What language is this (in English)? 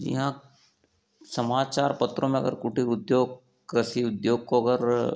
Hindi